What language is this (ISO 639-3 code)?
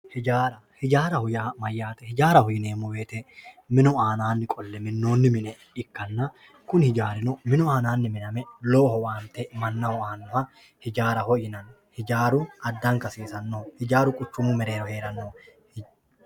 sid